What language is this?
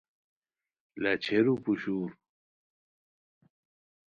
Khowar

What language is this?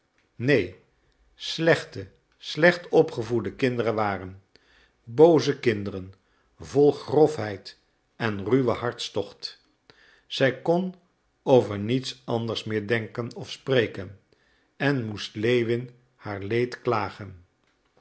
Dutch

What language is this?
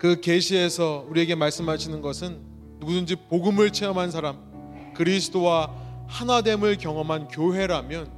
Korean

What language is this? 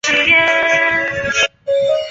Chinese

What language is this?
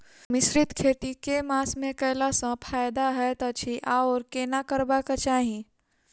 Maithili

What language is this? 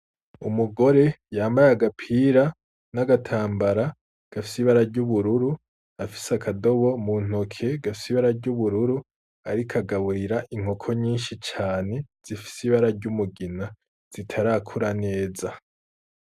Rundi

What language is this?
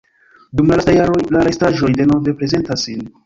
Esperanto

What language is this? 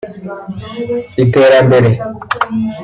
Kinyarwanda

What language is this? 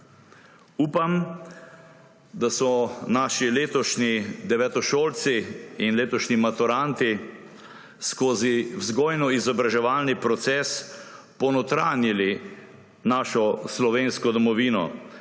Slovenian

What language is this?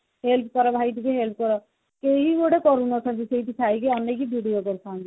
Odia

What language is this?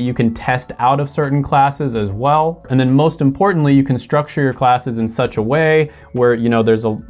English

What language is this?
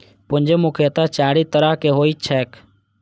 Maithili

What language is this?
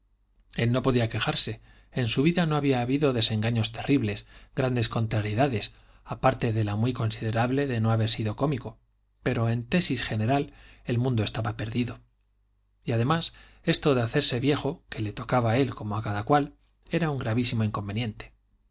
Spanish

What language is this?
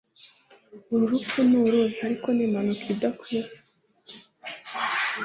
Kinyarwanda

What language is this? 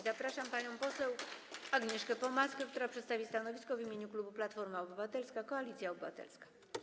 Polish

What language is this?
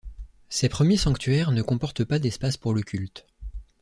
French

